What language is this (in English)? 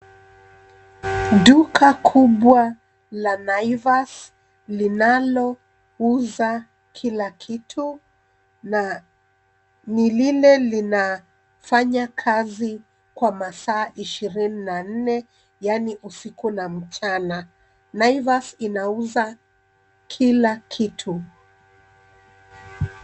Swahili